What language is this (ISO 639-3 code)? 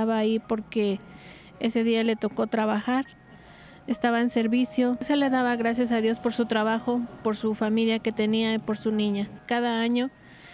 spa